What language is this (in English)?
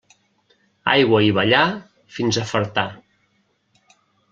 Catalan